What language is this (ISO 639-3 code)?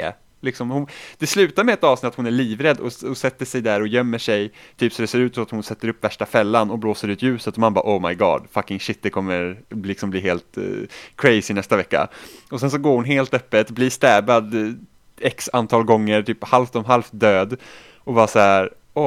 swe